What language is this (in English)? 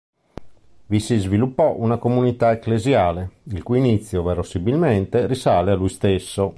Italian